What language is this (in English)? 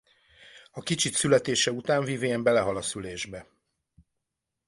Hungarian